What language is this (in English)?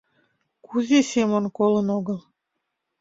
Mari